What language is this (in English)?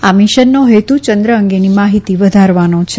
Gujarati